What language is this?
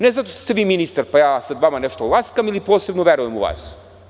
Serbian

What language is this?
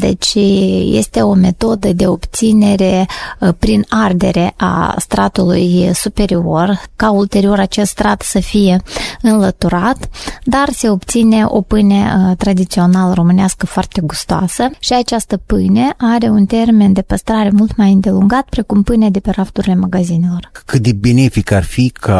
Romanian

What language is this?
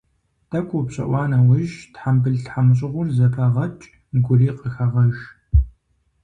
Kabardian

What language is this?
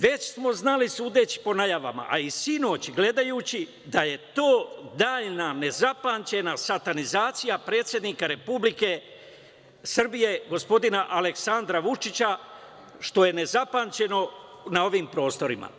Serbian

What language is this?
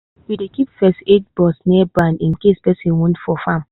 Nigerian Pidgin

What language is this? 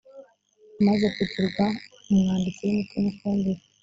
Kinyarwanda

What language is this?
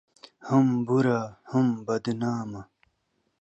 Pashto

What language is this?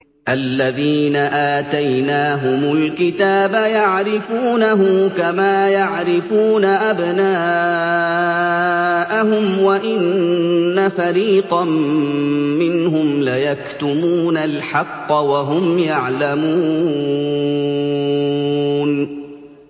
Arabic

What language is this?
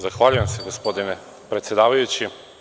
Serbian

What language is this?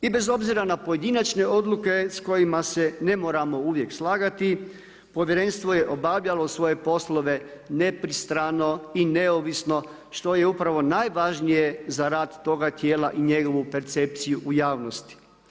Croatian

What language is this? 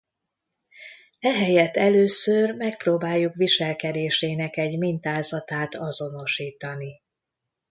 Hungarian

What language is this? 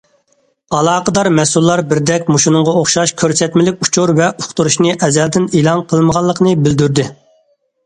Uyghur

